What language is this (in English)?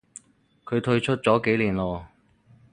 Cantonese